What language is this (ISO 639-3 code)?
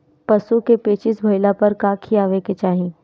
bho